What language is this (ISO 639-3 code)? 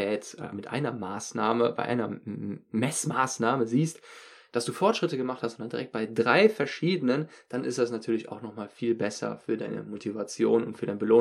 deu